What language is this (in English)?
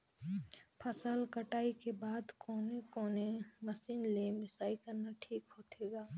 Chhattisgarhi